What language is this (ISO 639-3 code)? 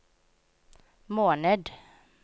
nor